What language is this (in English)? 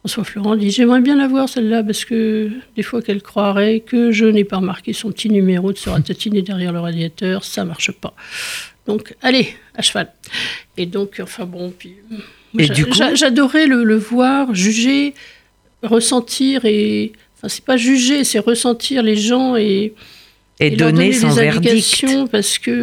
French